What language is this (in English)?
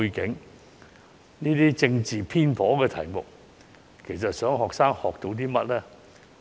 Cantonese